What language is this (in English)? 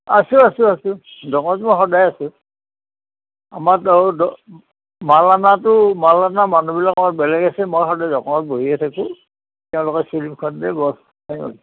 Assamese